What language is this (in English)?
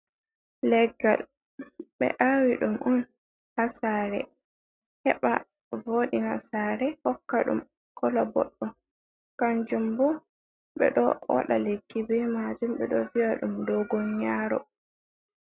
Fula